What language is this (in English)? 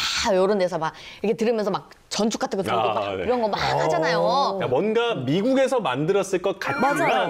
Korean